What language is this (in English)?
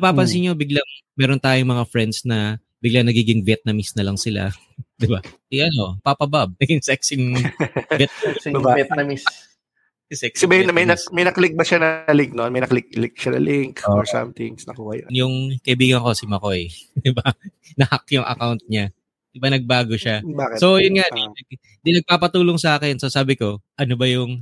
Filipino